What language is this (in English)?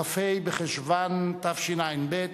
Hebrew